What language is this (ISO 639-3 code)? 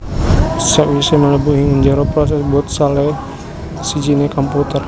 jav